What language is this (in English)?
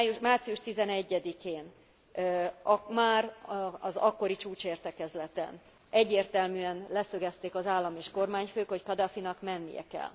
Hungarian